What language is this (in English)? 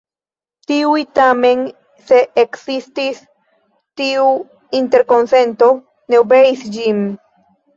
Esperanto